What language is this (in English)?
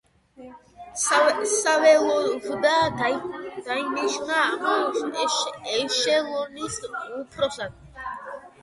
Georgian